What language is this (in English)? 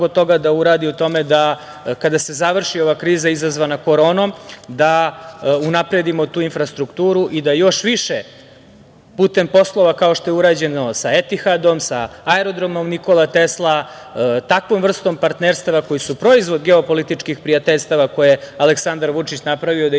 Serbian